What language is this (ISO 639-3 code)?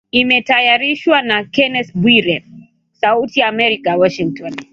swa